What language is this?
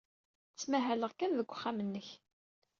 Kabyle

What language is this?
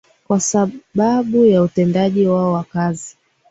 Swahili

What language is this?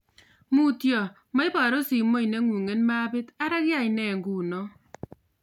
Kalenjin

